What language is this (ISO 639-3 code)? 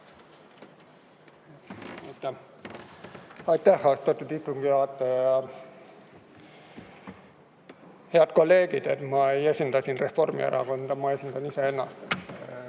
est